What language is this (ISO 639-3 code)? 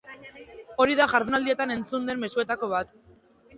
eus